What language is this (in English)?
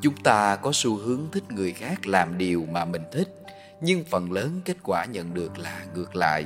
Vietnamese